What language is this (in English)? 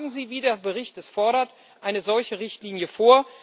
German